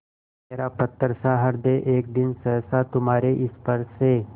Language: Hindi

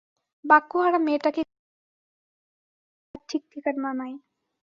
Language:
Bangla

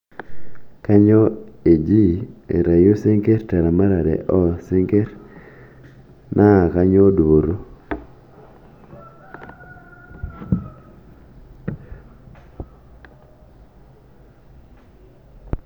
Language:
Masai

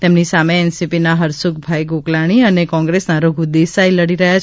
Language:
Gujarati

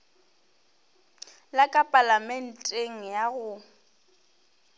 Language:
Northern Sotho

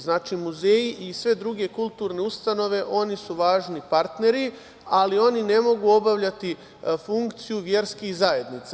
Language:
Serbian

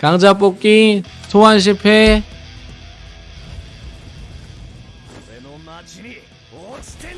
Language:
Korean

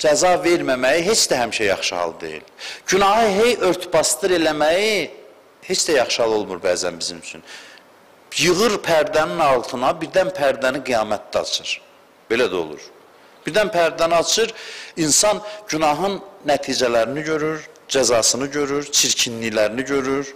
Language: Turkish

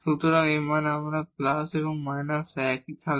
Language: Bangla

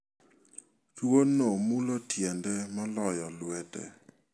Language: Luo (Kenya and Tanzania)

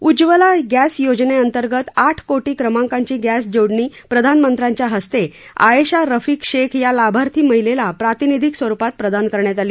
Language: Marathi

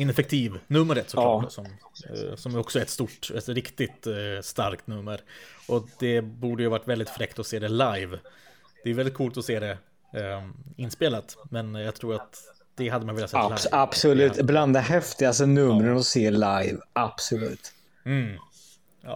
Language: Swedish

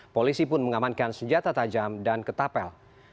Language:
Indonesian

